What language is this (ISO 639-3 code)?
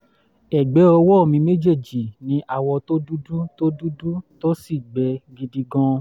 yor